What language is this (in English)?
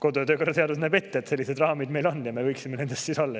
Estonian